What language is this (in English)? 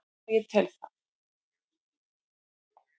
Icelandic